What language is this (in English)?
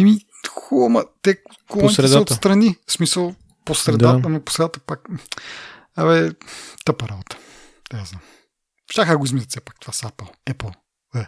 Bulgarian